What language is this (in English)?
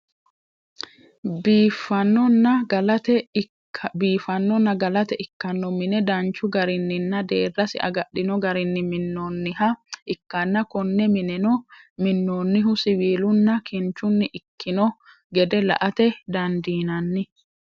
Sidamo